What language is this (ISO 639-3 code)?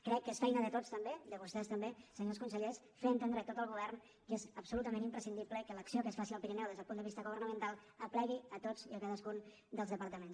cat